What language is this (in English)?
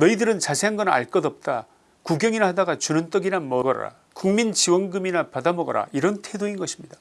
Korean